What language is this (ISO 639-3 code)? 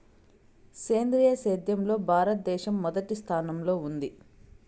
tel